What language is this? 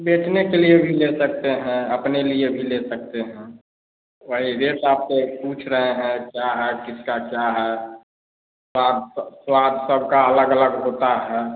Hindi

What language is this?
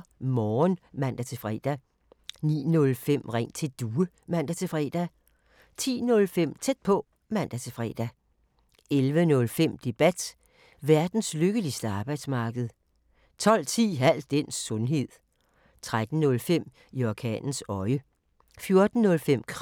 Danish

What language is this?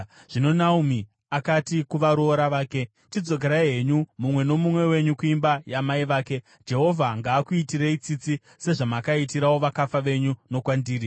Shona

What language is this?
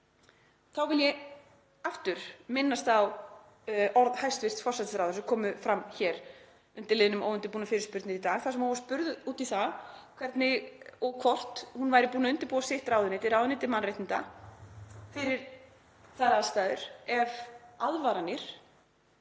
Icelandic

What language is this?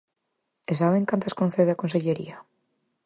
Galician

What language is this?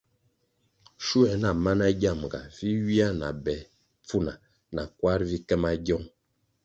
Kwasio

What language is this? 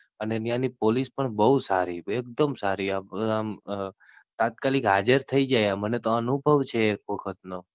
Gujarati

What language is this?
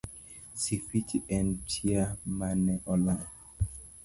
Luo (Kenya and Tanzania)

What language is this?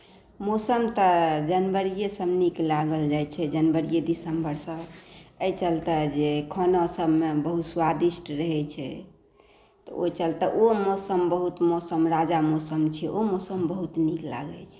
Maithili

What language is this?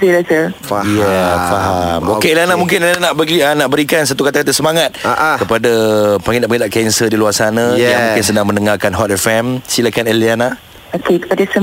Malay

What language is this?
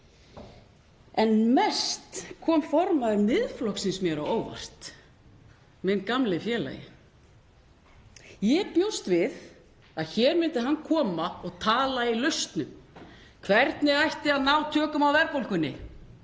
Icelandic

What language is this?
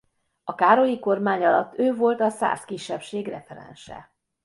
Hungarian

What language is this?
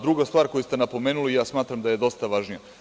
Serbian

